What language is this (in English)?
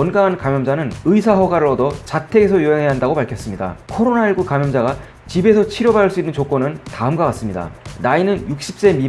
Korean